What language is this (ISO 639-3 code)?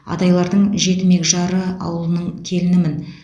kaz